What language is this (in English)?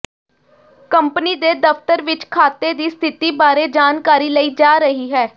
Punjabi